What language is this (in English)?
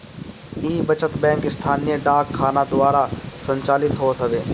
Bhojpuri